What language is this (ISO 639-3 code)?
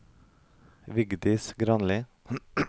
nor